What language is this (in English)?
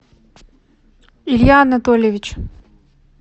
Russian